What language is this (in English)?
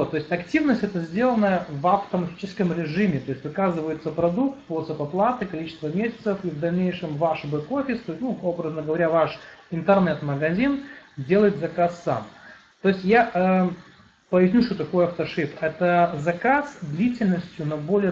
Russian